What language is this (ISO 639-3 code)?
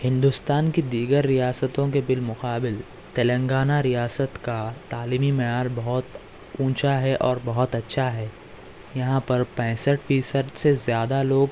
urd